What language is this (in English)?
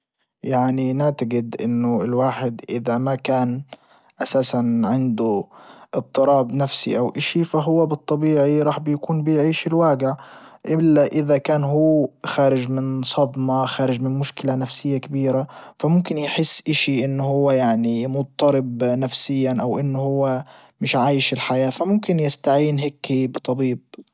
Libyan Arabic